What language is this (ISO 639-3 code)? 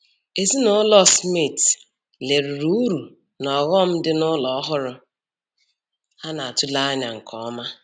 ibo